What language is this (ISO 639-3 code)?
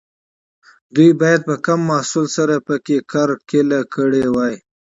pus